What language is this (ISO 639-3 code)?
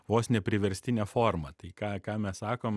lit